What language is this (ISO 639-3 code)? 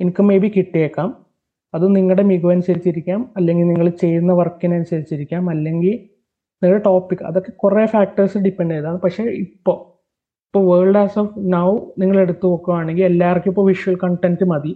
mal